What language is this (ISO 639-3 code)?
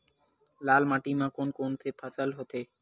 hne